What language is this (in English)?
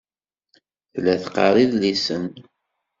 Kabyle